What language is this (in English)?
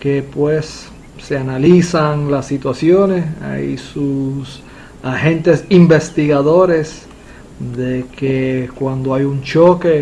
Spanish